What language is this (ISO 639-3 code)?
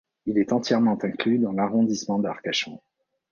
fra